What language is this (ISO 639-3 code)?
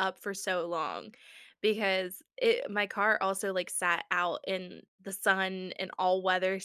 eng